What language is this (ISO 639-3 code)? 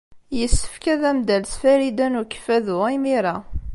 kab